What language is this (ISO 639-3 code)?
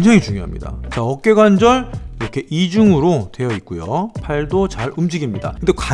kor